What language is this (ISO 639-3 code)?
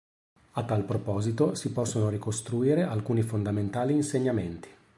ita